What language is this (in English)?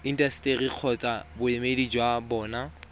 Tswana